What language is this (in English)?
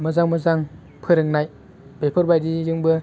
Bodo